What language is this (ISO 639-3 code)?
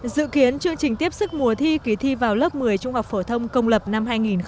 vie